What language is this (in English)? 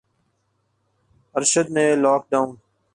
Urdu